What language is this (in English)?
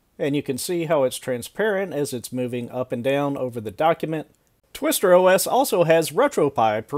English